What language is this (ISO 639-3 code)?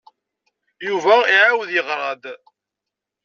kab